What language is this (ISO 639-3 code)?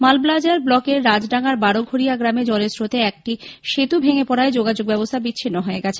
ben